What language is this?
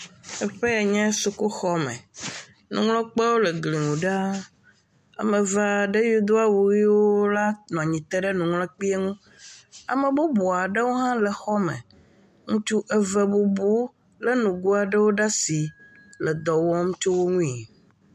Ewe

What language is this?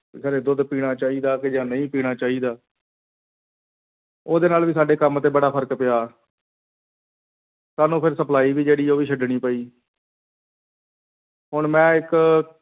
Punjabi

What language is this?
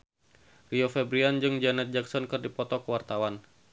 Sundanese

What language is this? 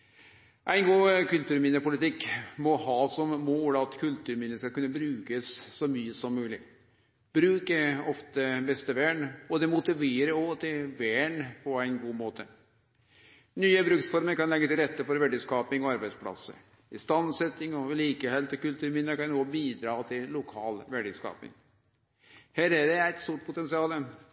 Norwegian Nynorsk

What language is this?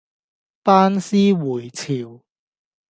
Cantonese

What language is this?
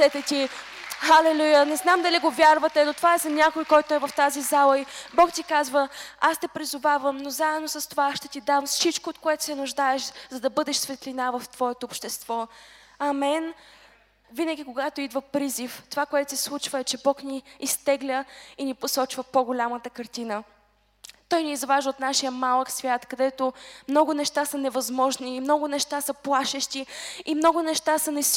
Bulgarian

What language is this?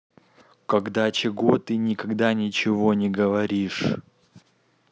Russian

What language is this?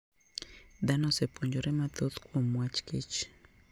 Luo (Kenya and Tanzania)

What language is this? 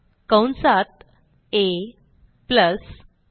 Marathi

